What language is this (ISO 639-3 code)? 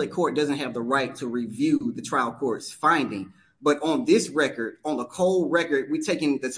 eng